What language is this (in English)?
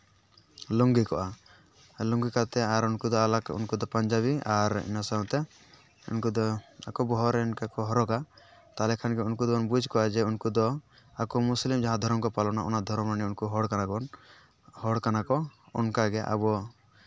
Santali